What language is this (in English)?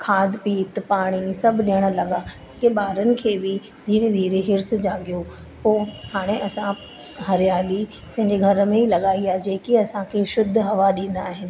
Sindhi